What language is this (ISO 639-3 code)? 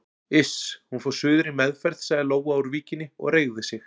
isl